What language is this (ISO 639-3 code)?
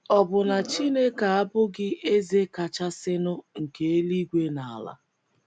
ibo